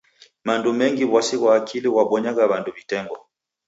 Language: Taita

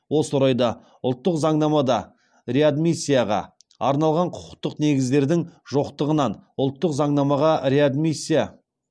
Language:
Kazakh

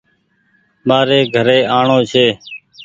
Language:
Goaria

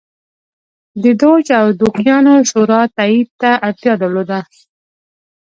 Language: Pashto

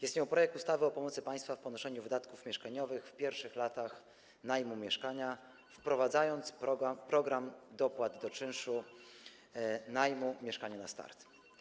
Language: Polish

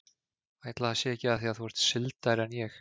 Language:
Icelandic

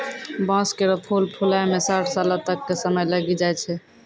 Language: Maithili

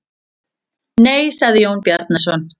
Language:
Icelandic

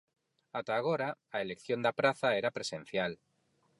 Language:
Galician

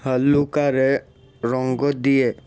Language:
Odia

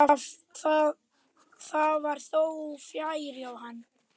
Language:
Icelandic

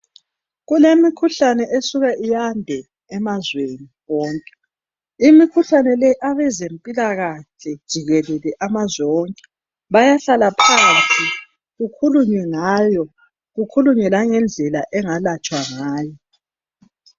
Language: North Ndebele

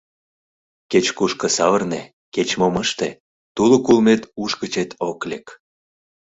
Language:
Mari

